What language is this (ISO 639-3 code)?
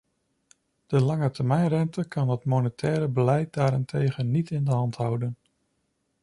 nld